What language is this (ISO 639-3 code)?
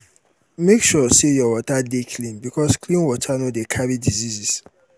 pcm